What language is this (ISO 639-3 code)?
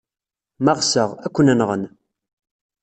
kab